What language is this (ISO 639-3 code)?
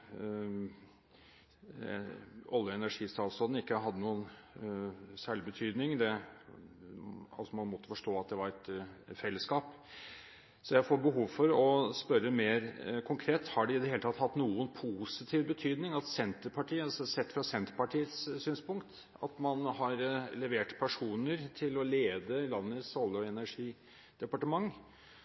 nob